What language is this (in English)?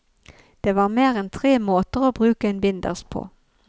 Norwegian